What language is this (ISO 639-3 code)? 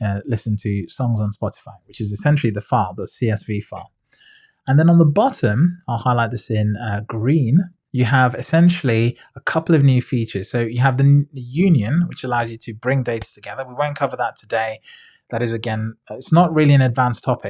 eng